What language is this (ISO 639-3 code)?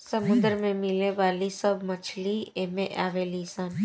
bho